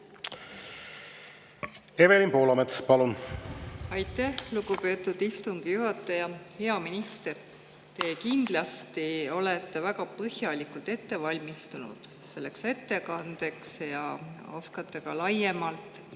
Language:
Estonian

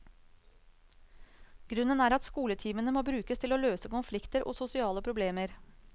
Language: Norwegian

